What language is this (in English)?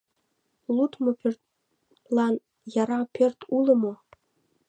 Mari